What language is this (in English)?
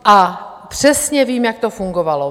Czech